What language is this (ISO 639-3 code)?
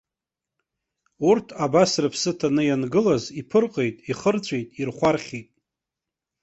abk